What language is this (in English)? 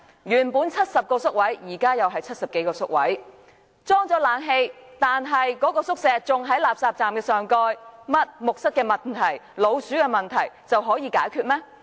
Cantonese